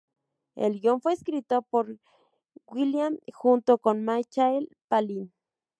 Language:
Spanish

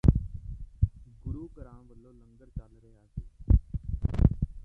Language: Punjabi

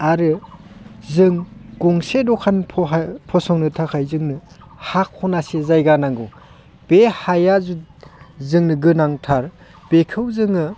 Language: Bodo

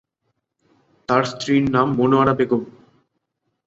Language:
Bangla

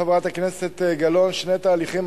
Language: Hebrew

